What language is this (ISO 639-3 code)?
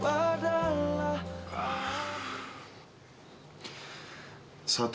ind